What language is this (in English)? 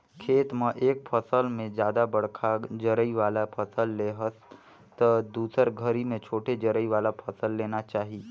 Chhattisgarhi